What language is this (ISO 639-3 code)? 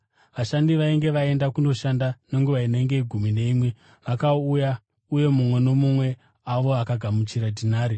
sna